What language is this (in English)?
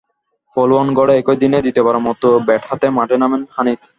Bangla